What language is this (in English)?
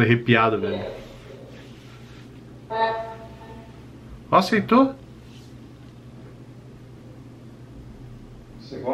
Portuguese